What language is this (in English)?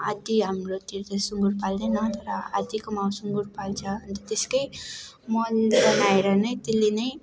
Nepali